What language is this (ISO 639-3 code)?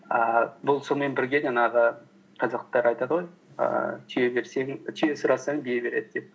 kaz